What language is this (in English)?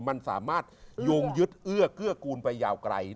Thai